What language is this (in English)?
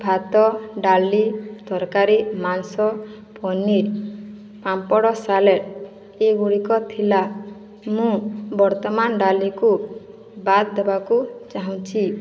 Odia